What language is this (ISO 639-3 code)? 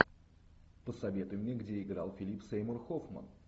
rus